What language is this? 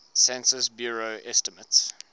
English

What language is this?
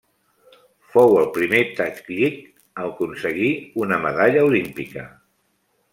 Catalan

